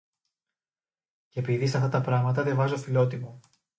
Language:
Greek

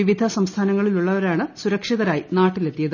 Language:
Malayalam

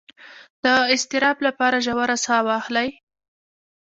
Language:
Pashto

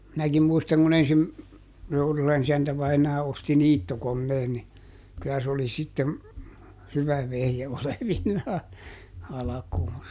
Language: Finnish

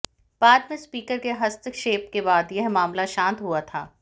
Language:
Hindi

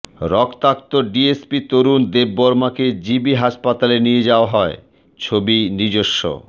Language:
Bangla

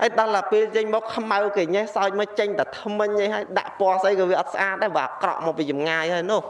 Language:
Vietnamese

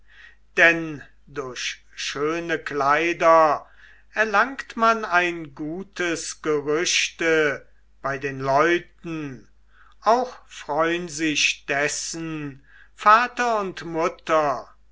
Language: German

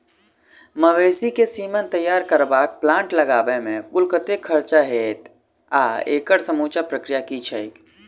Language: Maithili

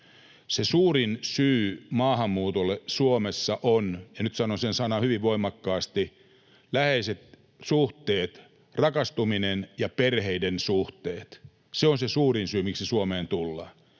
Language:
Finnish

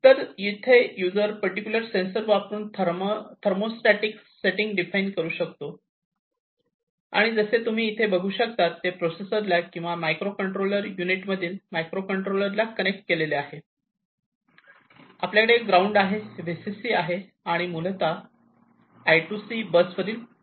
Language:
Marathi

